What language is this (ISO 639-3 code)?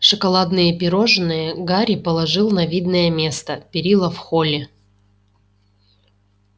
rus